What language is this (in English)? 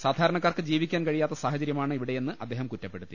Malayalam